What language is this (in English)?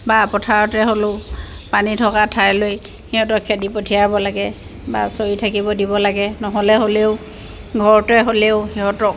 Assamese